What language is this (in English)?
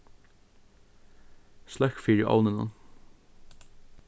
Faroese